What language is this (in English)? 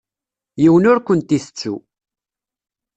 Kabyle